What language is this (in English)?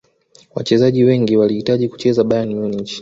Swahili